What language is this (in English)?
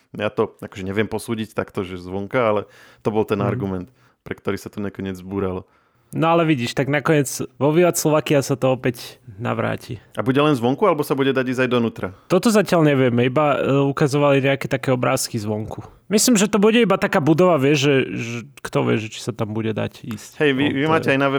Slovak